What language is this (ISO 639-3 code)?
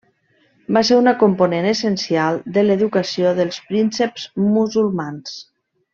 cat